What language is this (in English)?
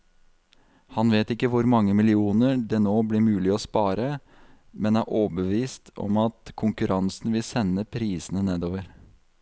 Norwegian